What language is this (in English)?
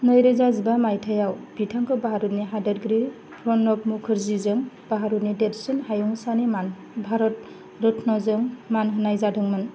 Bodo